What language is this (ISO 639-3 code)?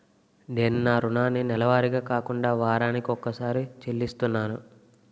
tel